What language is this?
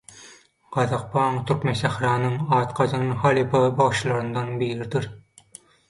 Turkmen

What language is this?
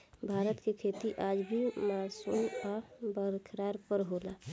Bhojpuri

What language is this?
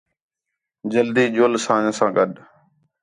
Khetrani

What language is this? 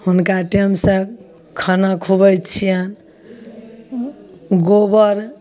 Maithili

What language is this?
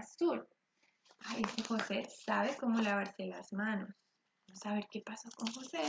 Spanish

